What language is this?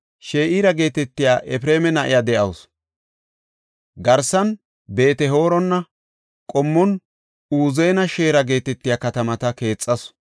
Gofa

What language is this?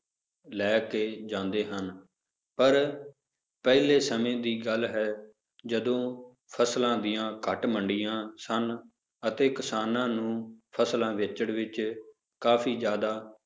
Punjabi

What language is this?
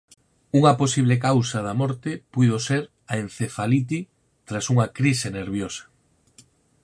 Galician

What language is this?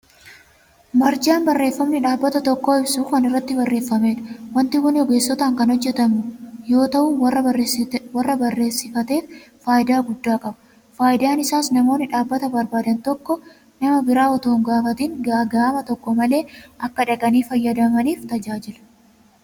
Oromo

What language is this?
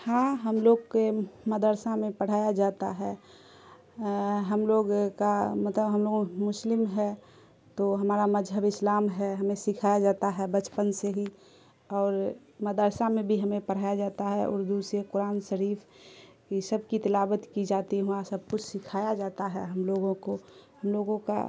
Urdu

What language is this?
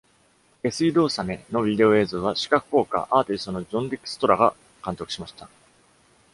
Japanese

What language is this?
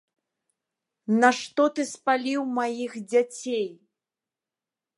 Belarusian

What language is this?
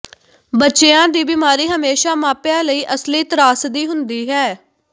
Punjabi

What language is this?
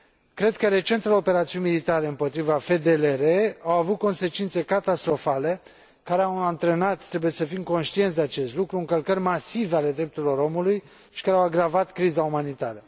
Romanian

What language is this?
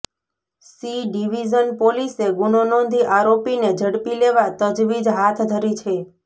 Gujarati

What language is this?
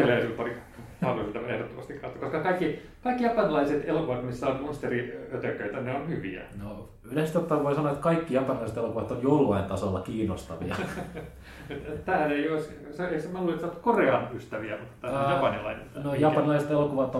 Finnish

